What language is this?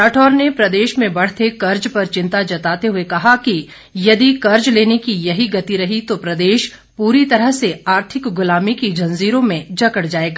Hindi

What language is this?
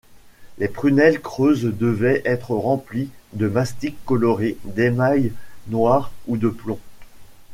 French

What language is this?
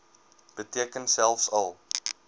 Afrikaans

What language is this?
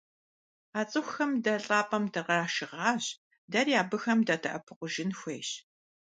Kabardian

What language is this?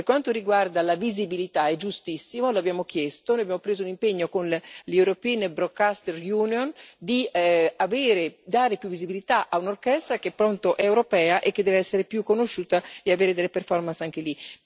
Italian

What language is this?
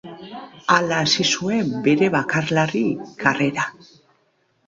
Basque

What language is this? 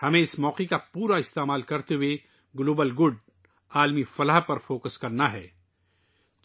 Urdu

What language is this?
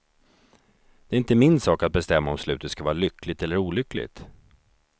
Swedish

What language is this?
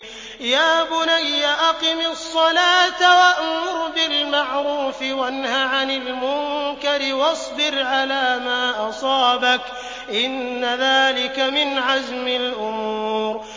Arabic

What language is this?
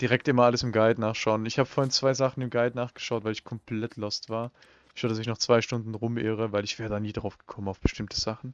German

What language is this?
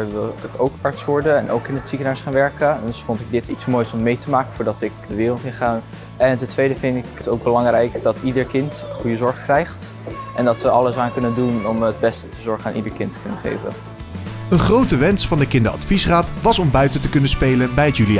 Dutch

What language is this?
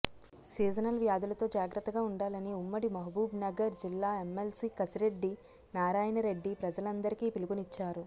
Telugu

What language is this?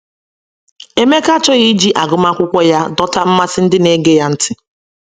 Igbo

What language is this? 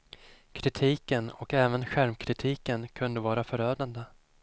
Swedish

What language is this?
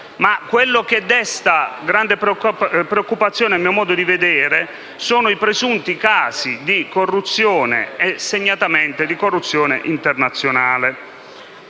Italian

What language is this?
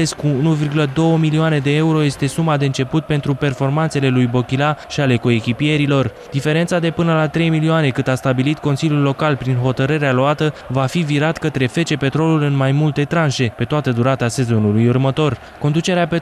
Romanian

